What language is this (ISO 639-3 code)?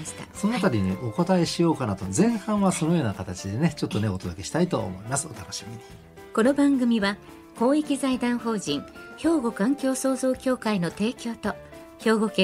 jpn